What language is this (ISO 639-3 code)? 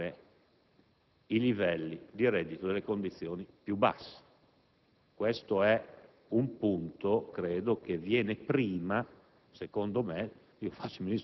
ita